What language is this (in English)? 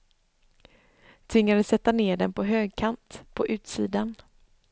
Swedish